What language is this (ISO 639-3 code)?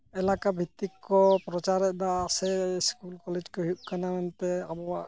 sat